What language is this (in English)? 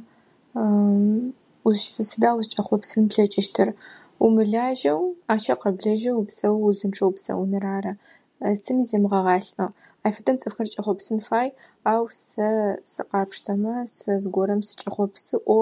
Adyghe